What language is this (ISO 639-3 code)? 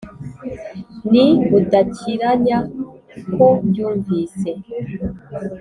kin